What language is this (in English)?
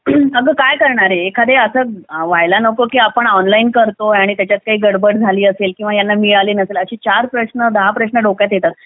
Marathi